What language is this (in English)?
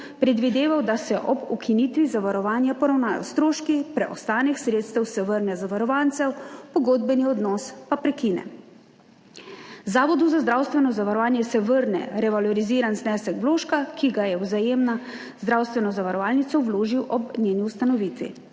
Slovenian